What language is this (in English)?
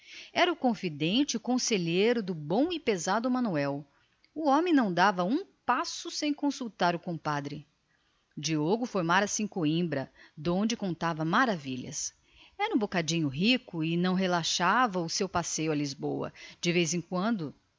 Portuguese